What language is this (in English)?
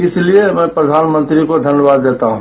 Hindi